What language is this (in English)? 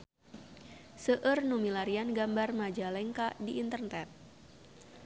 Sundanese